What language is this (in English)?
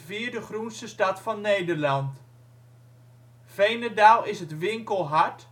Dutch